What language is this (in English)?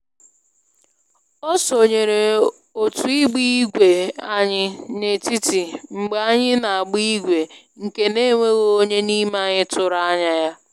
Igbo